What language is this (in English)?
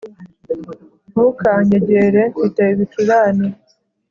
Kinyarwanda